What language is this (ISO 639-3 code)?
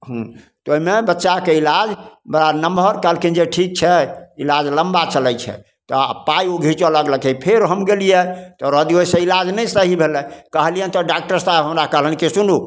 mai